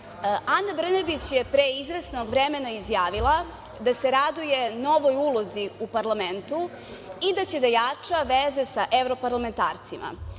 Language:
Serbian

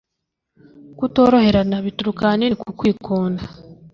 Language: Kinyarwanda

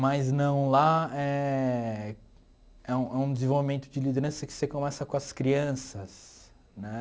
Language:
Portuguese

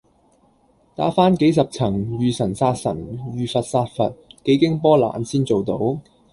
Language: Cantonese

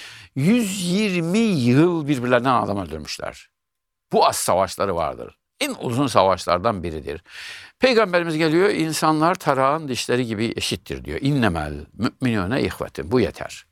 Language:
Turkish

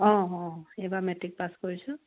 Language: Assamese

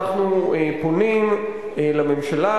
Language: Hebrew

